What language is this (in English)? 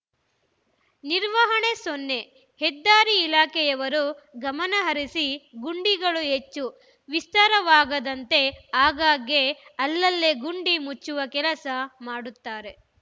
Kannada